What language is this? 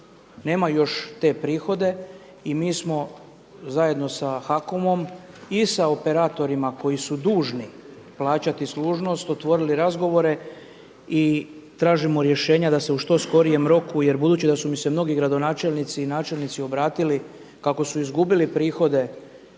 Croatian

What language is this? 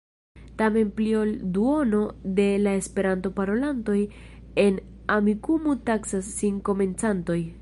Esperanto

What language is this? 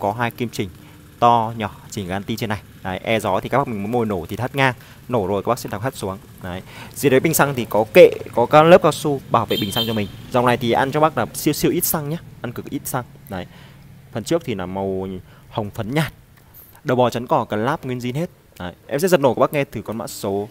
Vietnamese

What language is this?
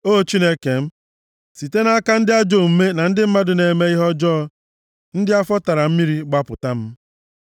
Igbo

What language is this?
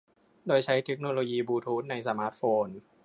Thai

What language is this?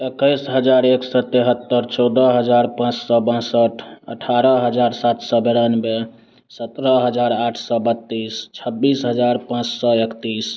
Hindi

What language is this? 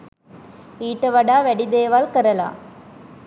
Sinhala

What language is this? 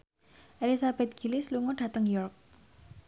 Javanese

